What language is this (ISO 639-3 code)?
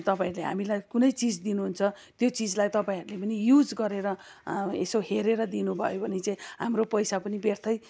nep